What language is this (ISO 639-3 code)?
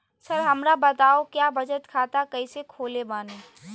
mag